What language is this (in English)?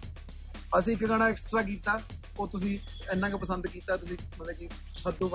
Punjabi